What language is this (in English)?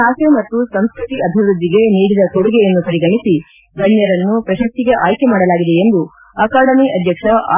Kannada